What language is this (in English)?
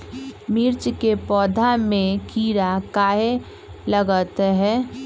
Magahi